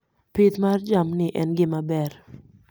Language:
Luo (Kenya and Tanzania)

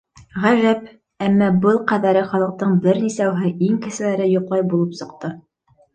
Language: Bashkir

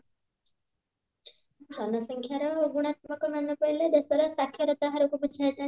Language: Odia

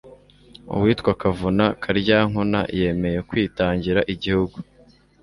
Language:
Kinyarwanda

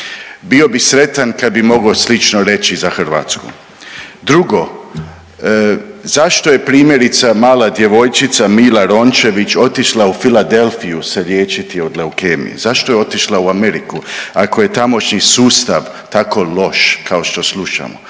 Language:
Croatian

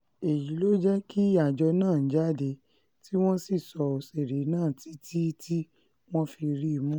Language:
Yoruba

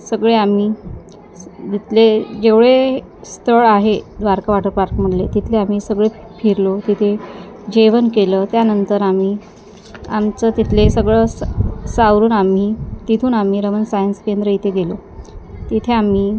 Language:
Marathi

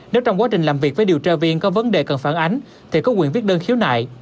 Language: Vietnamese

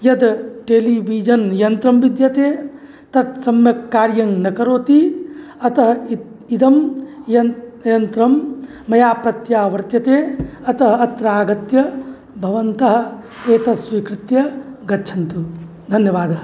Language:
Sanskrit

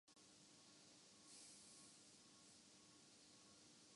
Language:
Urdu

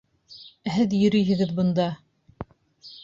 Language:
Bashkir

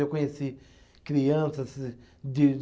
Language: Portuguese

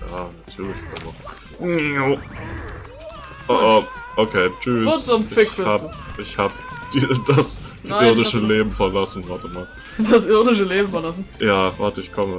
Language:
German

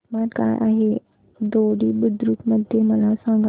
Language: Marathi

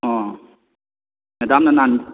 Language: Manipuri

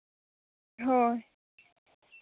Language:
Santali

